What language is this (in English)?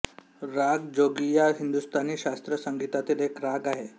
Marathi